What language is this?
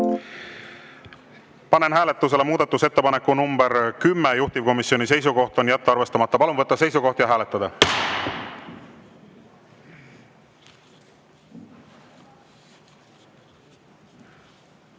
Estonian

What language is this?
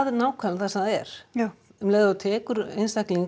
Icelandic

